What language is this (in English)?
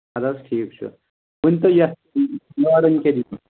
Kashmiri